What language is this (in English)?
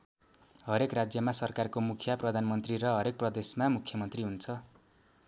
Nepali